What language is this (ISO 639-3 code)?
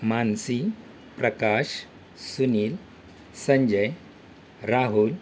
mar